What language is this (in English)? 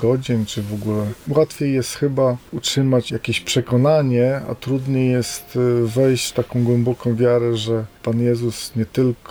Polish